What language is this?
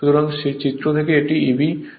Bangla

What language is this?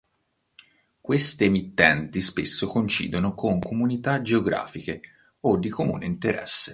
Italian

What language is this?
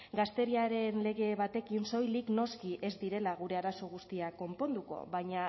Basque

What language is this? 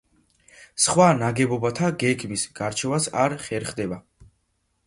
Georgian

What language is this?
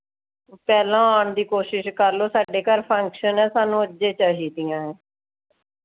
Punjabi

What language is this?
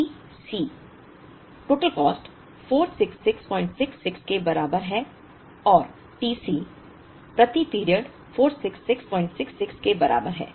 Hindi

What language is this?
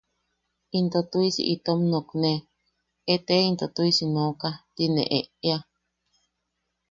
Yaqui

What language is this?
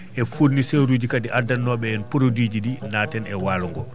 Fula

